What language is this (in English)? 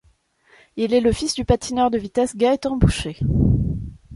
French